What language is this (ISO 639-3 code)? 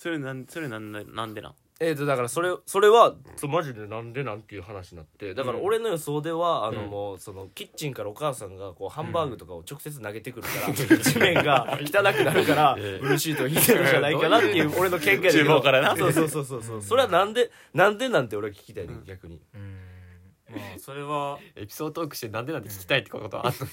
jpn